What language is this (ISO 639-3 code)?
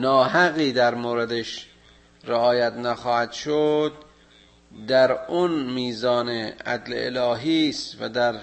fas